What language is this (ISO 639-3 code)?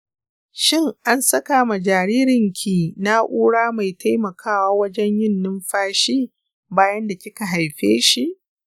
hau